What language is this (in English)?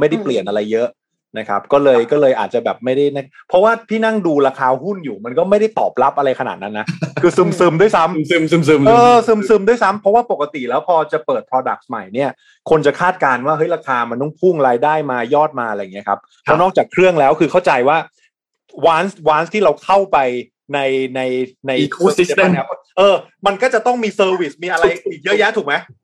Thai